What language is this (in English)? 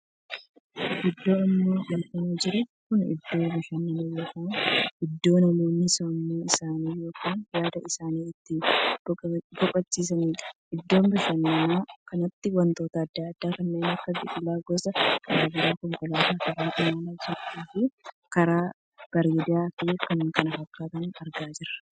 Oromo